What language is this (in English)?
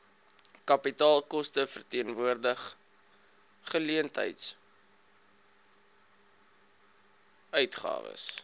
Afrikaans